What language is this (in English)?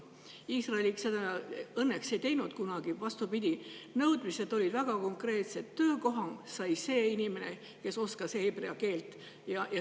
Estonian